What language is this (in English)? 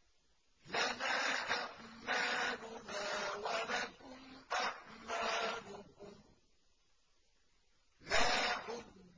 Arabic